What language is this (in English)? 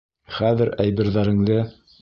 Bashkir